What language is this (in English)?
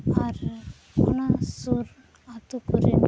Santali